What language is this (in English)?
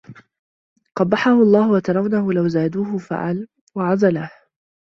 Arabic